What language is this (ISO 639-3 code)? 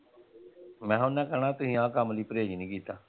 pan